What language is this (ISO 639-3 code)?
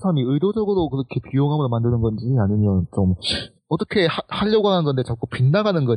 kor